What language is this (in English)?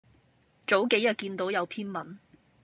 Cantonese